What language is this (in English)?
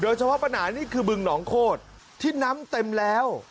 Thai